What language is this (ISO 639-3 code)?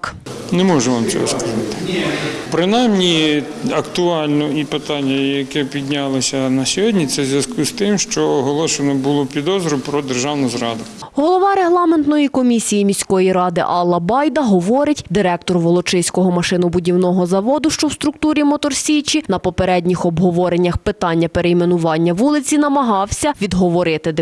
ukr